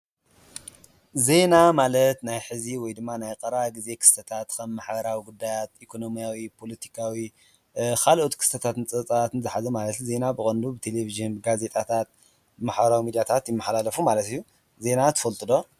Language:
Tigrinya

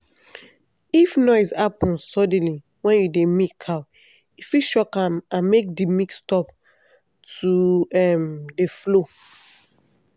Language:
Nigerian Pidgin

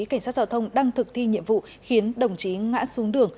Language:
Vietnamese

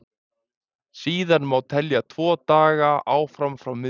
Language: Icelandic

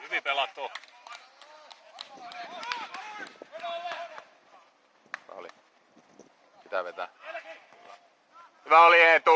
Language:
Finnish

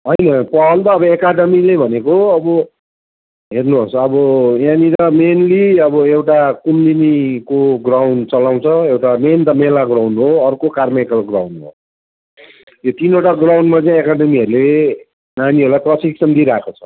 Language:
Nepali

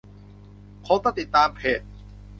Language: Thai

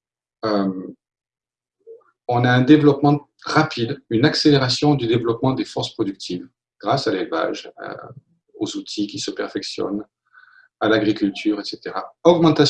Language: French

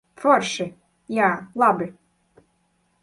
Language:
Latvian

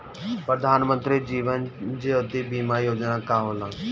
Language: Bhojpuri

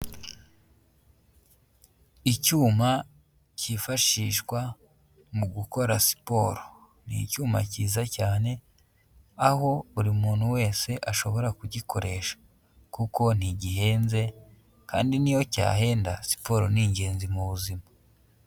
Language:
Kinyarwanda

